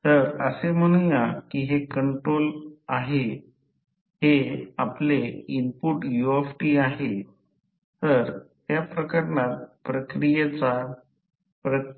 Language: Marathi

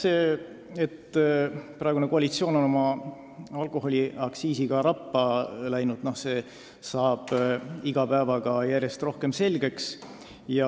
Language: Estonian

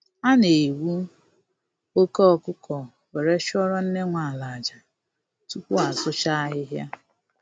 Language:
Igbo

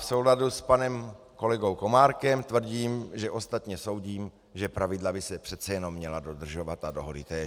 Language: Czech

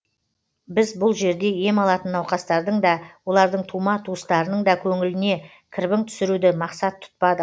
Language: Kazakh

